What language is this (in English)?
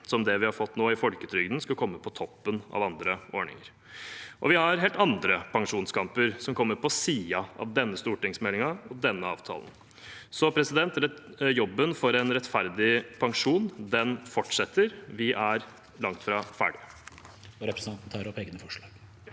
Norwegian